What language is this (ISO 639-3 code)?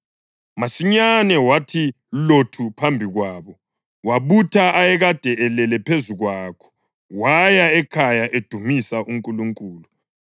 nde